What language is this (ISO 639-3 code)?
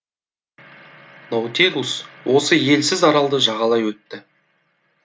kaz